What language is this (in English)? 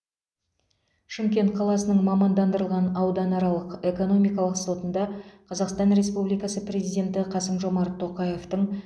Kazakh